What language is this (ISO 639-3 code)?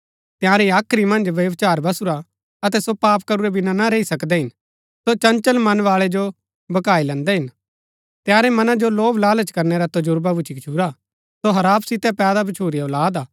gbk